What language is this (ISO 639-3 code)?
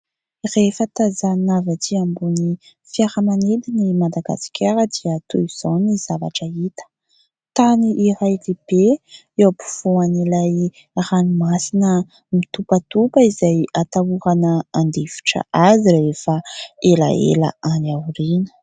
mlg